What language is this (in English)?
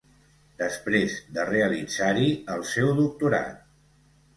Catalan